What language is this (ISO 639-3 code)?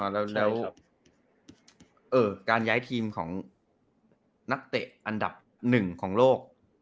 tha